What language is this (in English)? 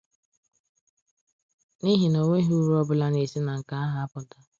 Igbo